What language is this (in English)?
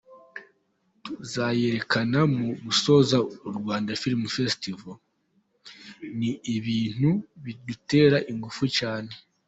Kinyarwanda